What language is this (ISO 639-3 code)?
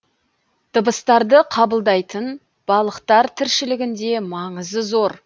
kaz